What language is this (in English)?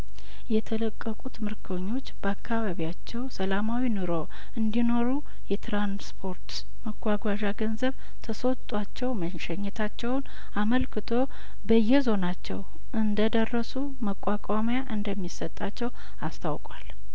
Amharic